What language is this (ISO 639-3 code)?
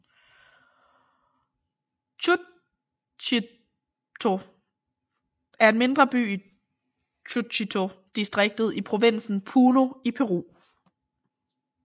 dan